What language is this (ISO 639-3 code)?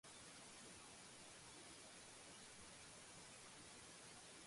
kat